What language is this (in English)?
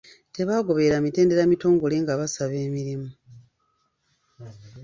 Ganda